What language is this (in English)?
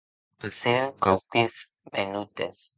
Occitan